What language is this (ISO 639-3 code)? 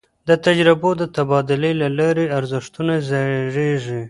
pus